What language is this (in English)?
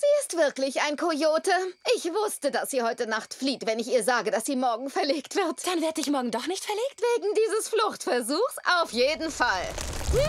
German